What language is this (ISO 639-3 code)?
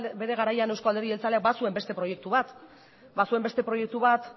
eus